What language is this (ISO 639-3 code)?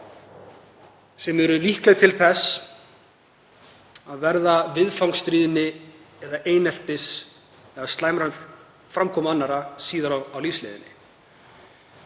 isl